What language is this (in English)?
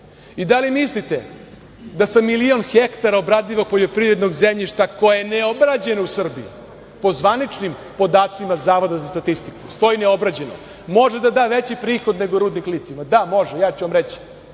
Serbian